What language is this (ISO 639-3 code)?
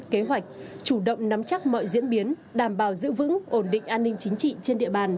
vie